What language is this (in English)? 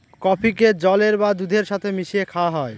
Bangla